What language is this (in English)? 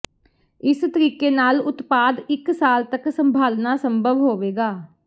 Punjabi